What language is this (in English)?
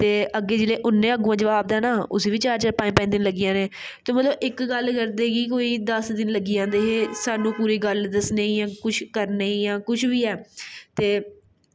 Dogri